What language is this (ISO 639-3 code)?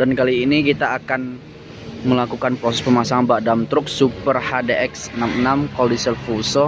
ind